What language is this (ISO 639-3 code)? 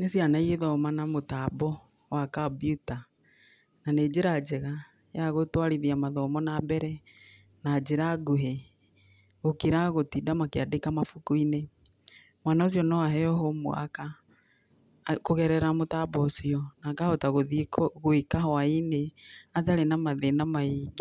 kik